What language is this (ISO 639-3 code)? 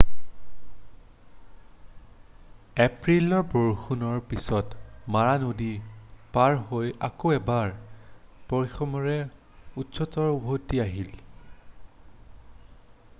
asm